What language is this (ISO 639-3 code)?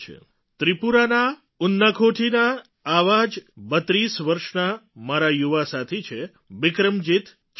guj